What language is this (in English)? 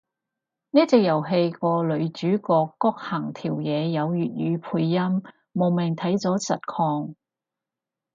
Cantonese